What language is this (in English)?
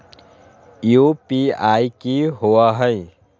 Magahi